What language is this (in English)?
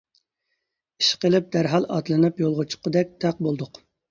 Uyghur